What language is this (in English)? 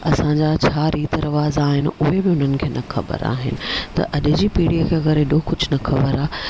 Sindhi